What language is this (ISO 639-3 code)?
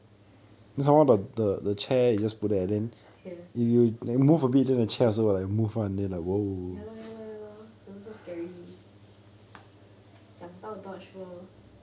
eng